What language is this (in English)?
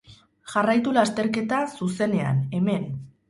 Basque